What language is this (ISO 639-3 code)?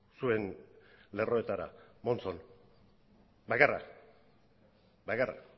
eus